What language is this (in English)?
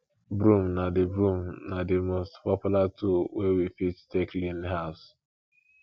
Nigerian Pidgin